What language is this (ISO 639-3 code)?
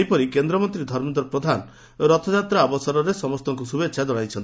ori